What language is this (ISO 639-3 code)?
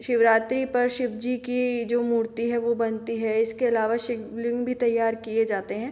hin